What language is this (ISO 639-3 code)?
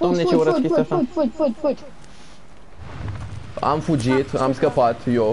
ron